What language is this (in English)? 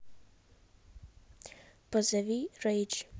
Russian